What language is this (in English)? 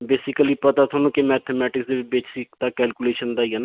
Punjabi